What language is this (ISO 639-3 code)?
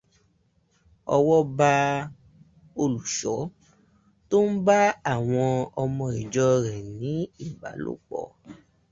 yor